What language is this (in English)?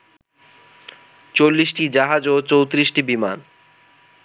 Bangla